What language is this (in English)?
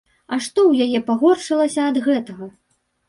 Belarusian